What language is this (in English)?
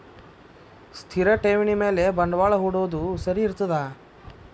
Kannada